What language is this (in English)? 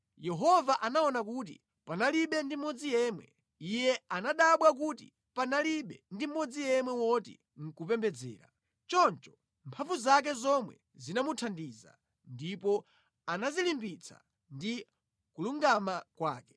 Nyanja